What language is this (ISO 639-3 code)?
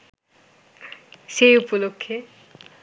ben